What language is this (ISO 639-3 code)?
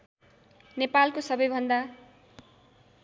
nep